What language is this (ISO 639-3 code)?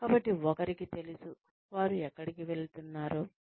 tel